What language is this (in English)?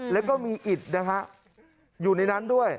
Thai